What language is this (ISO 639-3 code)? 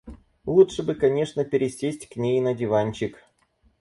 rus